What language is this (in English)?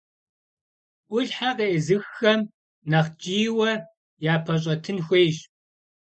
Kabardian